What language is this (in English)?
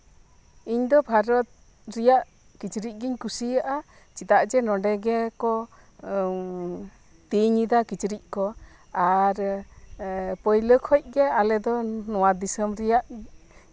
Santali